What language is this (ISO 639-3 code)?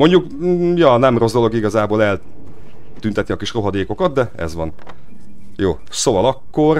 hun